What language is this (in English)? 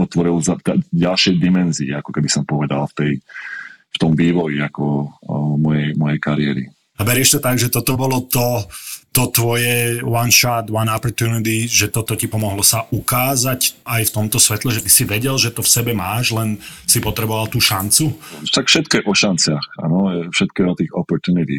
Slovak